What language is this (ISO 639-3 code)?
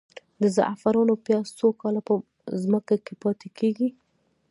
pus